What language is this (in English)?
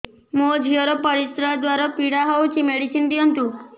Odia